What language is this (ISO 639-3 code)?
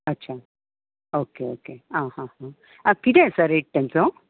kok